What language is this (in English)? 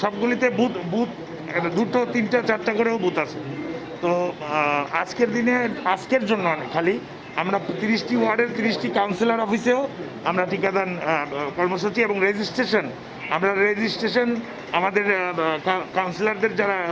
Bangla